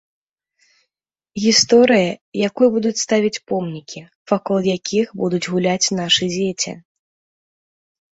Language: Belarusian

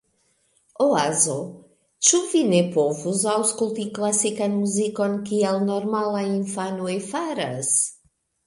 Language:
Esperanto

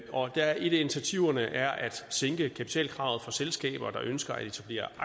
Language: Danish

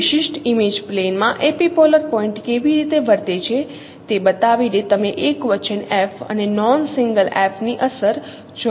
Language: Gujarati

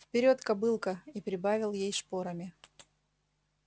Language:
Russian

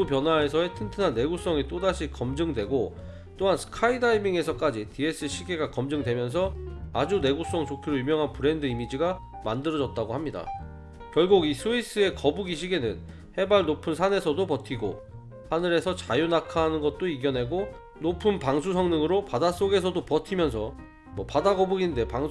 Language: Korean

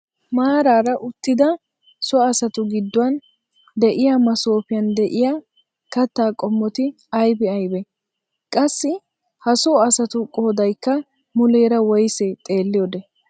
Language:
Wolaytta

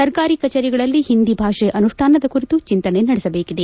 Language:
Kannada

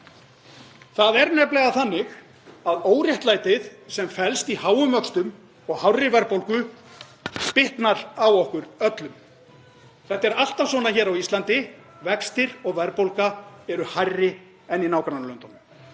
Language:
Icelandic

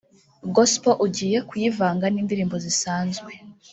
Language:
Kinyarwanda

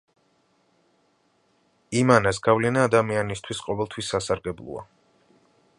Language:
Georgian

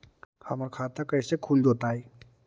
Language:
Magahi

